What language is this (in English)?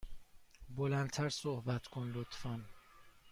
Persian